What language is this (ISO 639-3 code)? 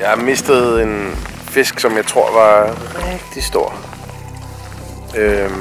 dan